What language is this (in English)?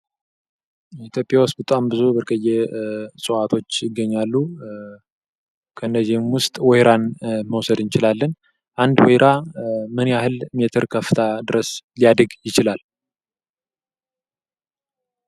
Amharic